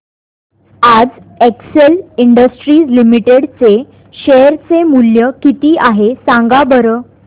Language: Marathi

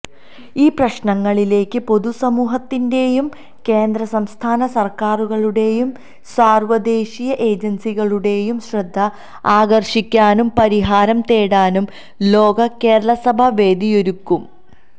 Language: Malayalam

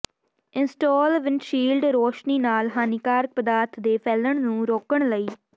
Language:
Punjabi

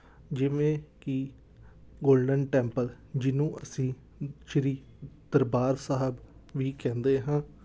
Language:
Punjabi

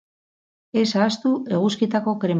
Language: Basque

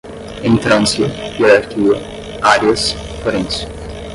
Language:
Portuguese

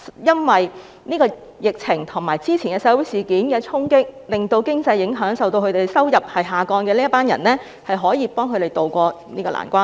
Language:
Cantonese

